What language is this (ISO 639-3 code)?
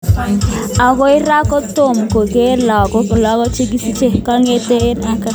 kln